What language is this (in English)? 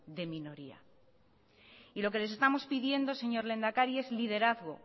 Spanish